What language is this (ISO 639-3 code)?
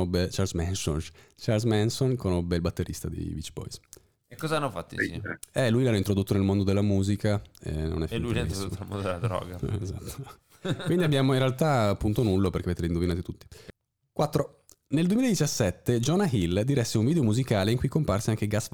ita